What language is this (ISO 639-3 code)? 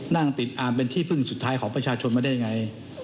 tha